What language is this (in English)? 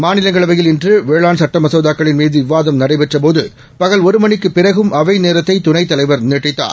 Tamil